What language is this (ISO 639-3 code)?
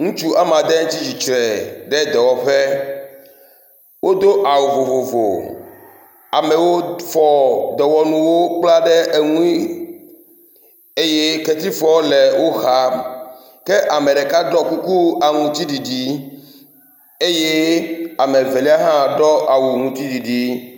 ewe